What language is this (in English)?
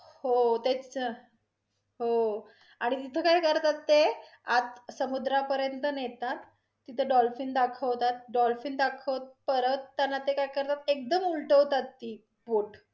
Marathi